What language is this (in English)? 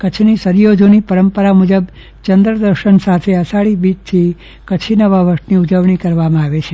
Gujarati